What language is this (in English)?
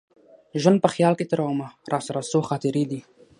Pashto